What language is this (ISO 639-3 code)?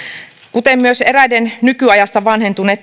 fin